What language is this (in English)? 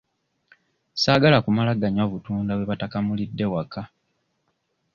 Ganda